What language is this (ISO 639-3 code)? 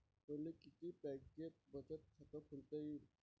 mar